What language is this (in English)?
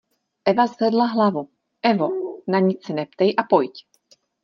Czech